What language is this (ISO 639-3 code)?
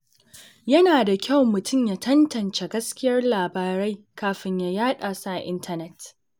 hau